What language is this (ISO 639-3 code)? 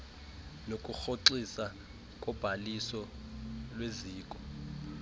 xho